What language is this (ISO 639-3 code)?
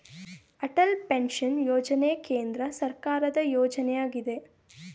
kan